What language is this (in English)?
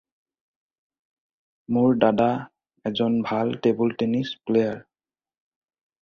Assamese